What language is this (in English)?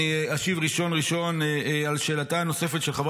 Hebrew